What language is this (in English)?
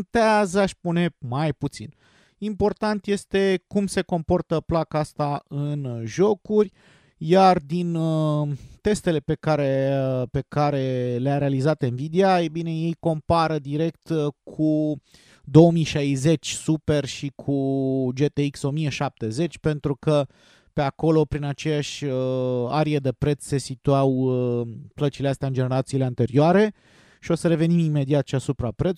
Romanian